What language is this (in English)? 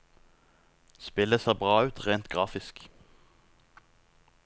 Norwegian